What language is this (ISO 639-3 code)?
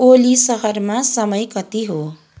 nep